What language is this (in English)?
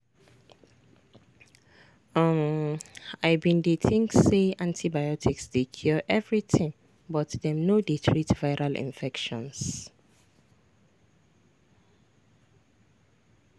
Nigerian Pidgin